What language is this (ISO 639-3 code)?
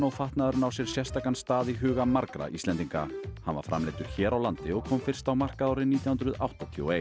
isl